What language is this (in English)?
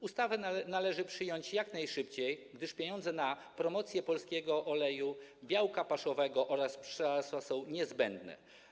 Polish